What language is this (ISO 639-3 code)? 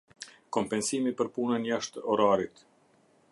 sqi